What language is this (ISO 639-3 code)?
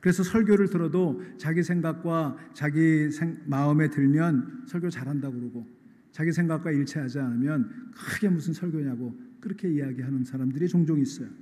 kor